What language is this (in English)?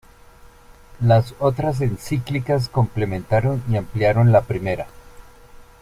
Spanish